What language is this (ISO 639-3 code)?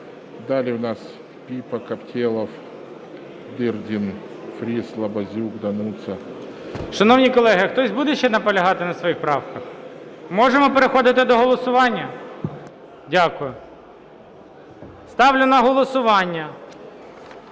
ukr